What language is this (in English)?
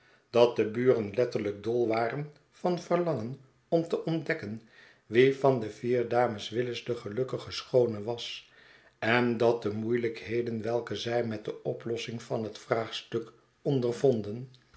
Dutch